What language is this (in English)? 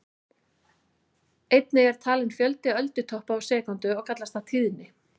Icelandic